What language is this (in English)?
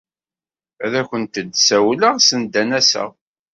Kabyle